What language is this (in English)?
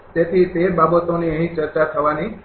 Gujarati